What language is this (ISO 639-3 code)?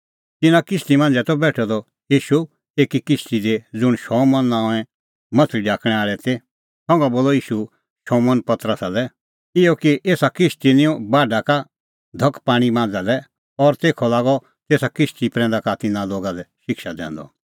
kfx